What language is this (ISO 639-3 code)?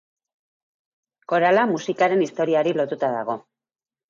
eus